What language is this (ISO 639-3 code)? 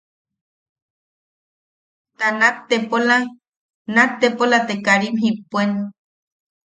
yaq